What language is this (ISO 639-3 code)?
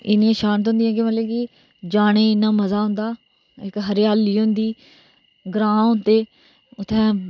doi